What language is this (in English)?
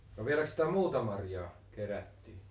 Finnish